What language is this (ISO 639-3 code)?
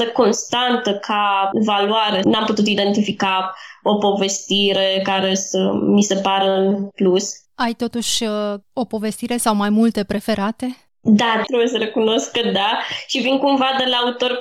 ron